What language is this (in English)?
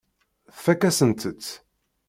Kabyle